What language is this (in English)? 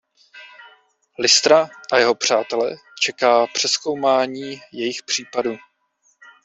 Czech